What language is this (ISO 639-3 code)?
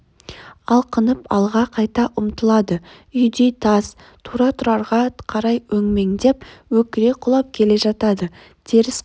kaz